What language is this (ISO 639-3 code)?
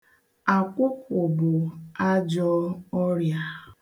ibo